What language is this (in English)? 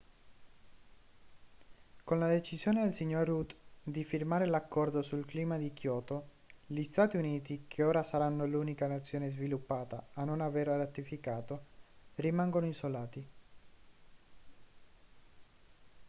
Italian